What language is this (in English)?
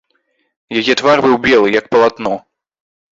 Belarusian